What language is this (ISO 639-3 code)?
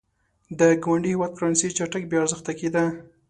pus